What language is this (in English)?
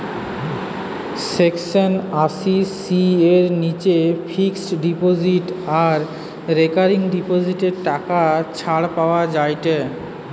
Bangla